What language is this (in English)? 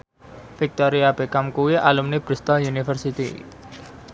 Javanese